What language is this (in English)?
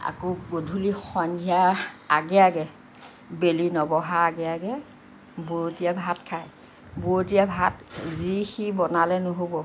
Assamese